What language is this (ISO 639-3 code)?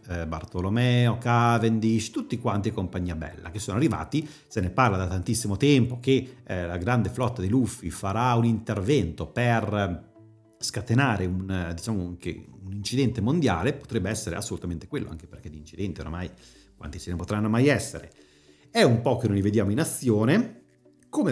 ita